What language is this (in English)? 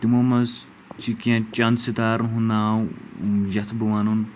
Kashmiri